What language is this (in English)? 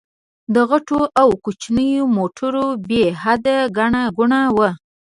Pashto